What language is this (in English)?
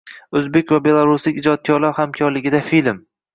Uzbek